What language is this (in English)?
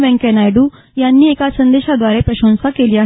Marathi